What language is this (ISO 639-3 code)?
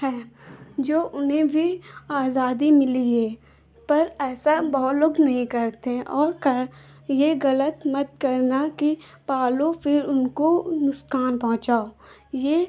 hin